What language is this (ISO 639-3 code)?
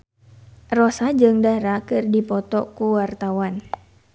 sun